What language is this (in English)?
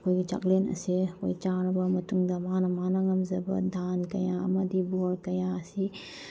Manipuri